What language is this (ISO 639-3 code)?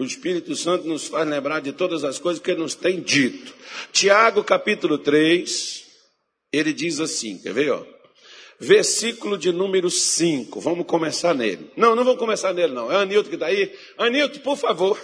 por